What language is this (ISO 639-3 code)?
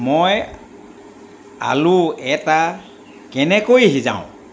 asm